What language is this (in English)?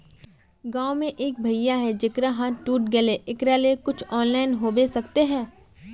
Magahi